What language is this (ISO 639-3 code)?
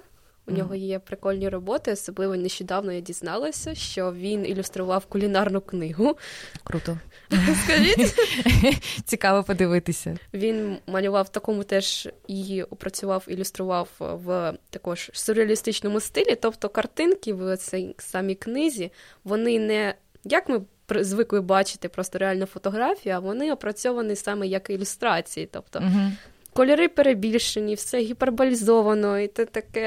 ukr